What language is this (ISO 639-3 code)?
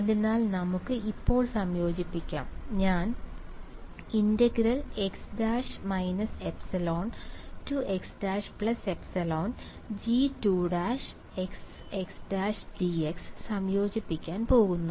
mal